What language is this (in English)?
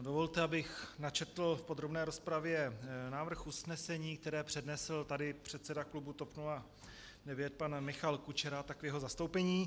Czech